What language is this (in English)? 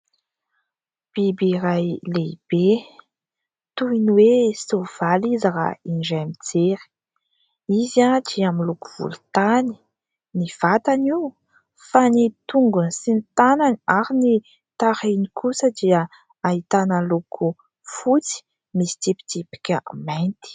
Malagasy